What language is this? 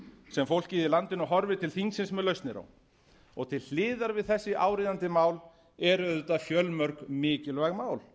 Icelandic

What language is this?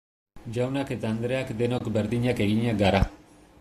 Basque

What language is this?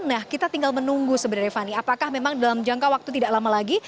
Indonesian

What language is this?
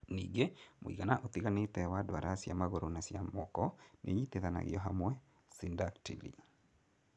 Kikuyu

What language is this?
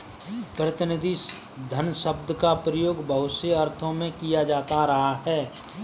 Hindi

